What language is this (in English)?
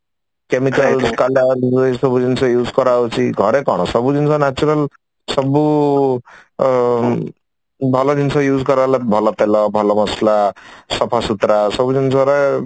Odia